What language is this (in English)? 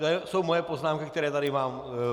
Czech